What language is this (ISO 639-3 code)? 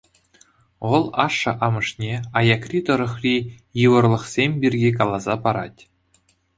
chv